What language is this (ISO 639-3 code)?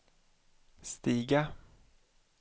swe